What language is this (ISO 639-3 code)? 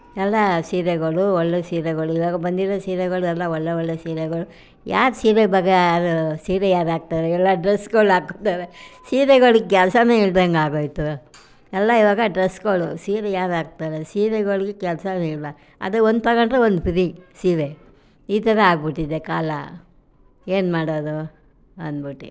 kan